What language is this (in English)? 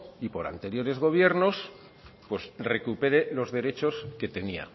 Spanish